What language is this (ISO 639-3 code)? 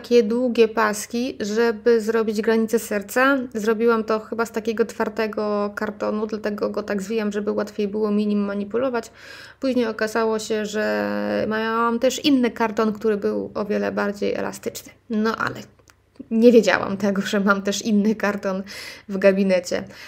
pol